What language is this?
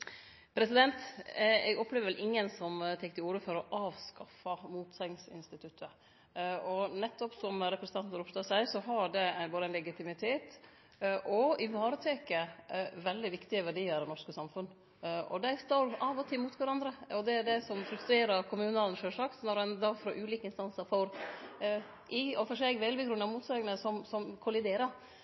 Norwegian Nynorsk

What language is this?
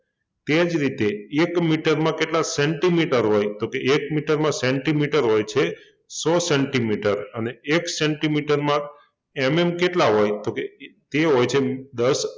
Gujarati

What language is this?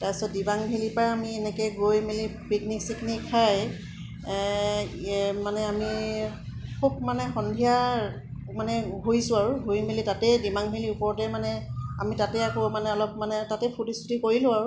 Assamese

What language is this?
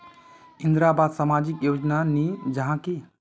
Magahi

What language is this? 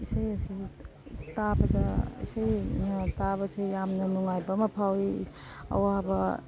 Manipuri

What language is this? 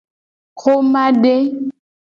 Gen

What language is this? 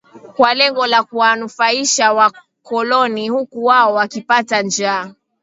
Swahili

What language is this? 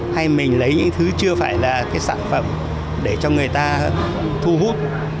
Vietnamese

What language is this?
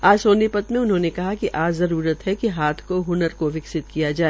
Hindi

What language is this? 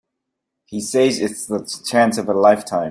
English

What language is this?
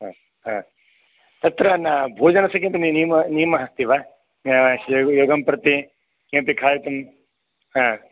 Sanskrit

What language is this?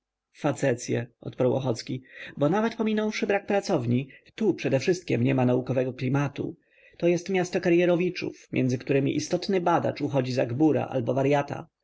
Polish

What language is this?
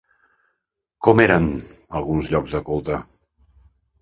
Catalan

